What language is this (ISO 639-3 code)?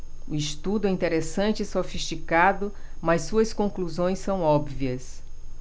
por